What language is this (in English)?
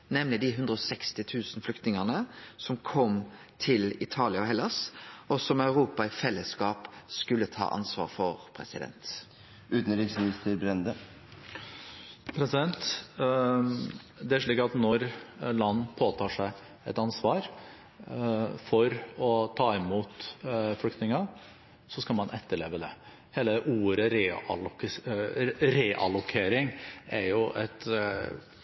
Norwegian